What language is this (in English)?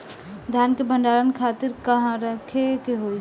Bhojpuri